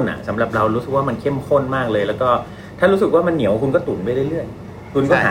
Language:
Thai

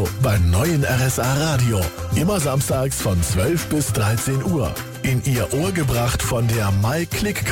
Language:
German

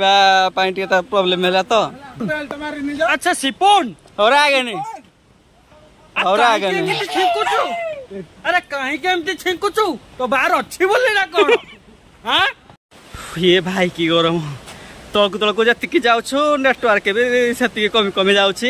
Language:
Indonesian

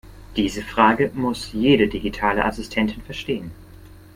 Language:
German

